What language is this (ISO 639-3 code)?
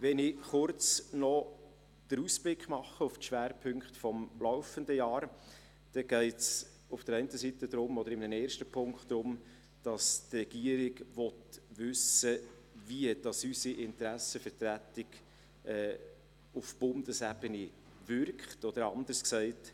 gsw